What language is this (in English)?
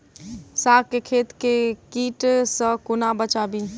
Maithili